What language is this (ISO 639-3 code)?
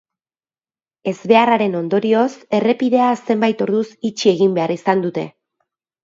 eus